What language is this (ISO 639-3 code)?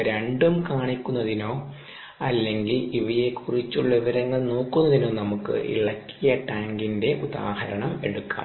mal